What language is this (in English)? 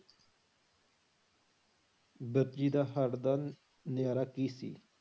Punjabi